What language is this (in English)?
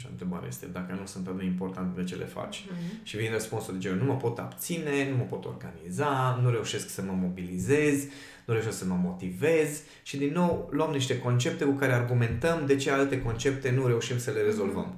Romanian